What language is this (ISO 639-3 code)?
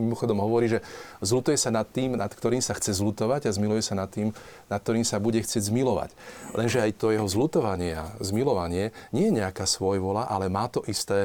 slk